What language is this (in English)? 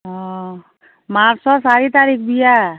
Assamese